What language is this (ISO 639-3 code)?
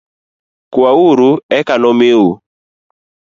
luo